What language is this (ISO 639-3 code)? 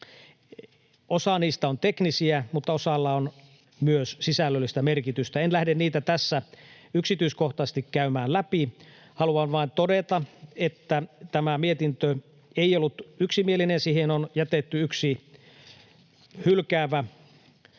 fin